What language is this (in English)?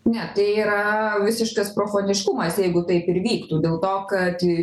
Lithuanian